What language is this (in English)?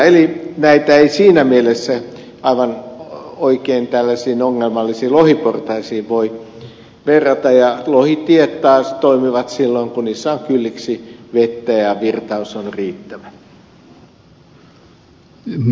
Finnish